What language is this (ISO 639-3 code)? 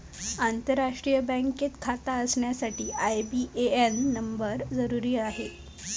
mar